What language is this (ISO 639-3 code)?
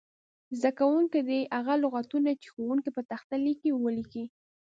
pus